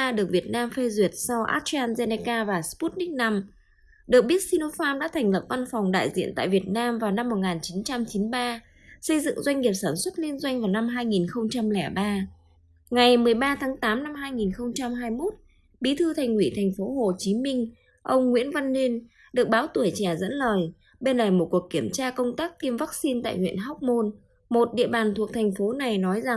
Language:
Vietnamese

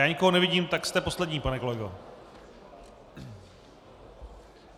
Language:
Czech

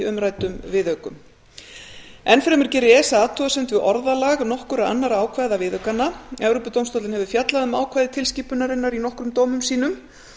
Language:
Icelandic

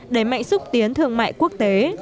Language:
Vietnamese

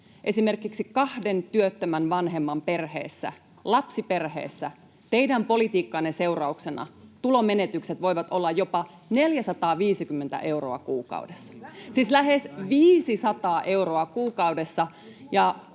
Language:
Finnish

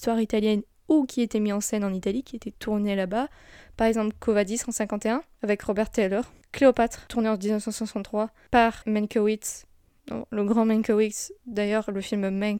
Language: French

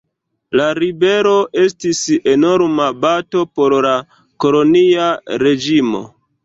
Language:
Esperanto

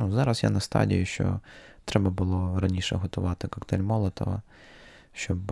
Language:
Ukrainian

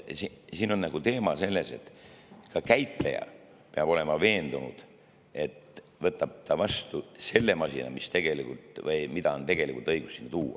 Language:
Estonian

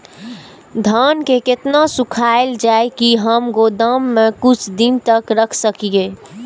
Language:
Maithili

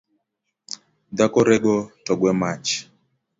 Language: Luo (Kenya and Tanzania)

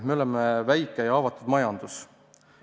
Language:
Estonian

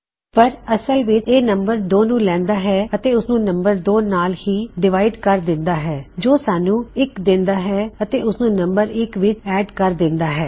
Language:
Punjabi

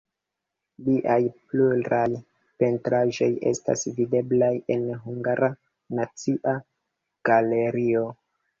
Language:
Esperanto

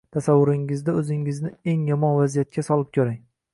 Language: Uzbek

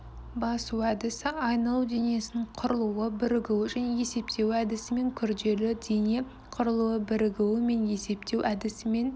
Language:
Kazakh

